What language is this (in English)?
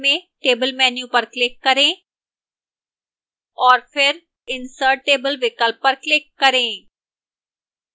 Hindi